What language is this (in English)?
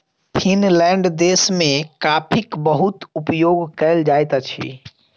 Maithili